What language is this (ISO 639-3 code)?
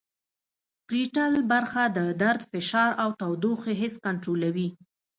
pus